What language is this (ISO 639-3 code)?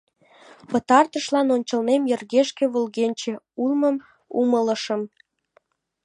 chm